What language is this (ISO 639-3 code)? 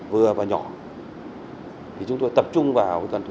vie